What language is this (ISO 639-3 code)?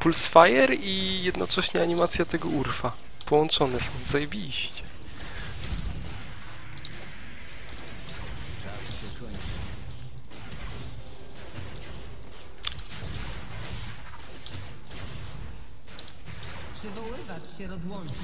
pol